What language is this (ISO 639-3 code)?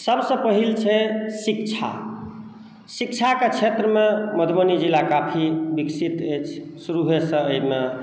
mai